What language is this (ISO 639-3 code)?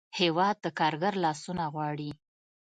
pus